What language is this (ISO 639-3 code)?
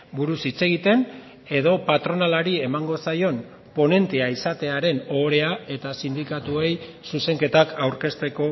eus